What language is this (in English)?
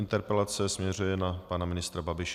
Czech